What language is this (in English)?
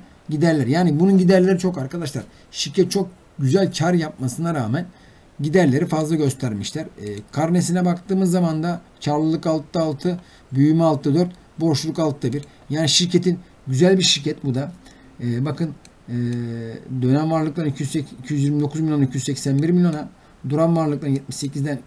Turkish